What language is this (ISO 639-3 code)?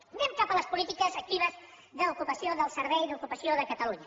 cat